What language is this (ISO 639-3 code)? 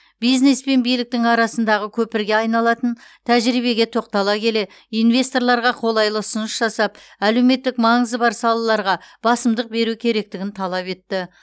kaz